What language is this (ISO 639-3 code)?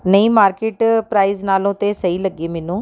pan